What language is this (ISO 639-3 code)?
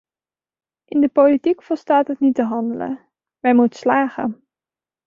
nld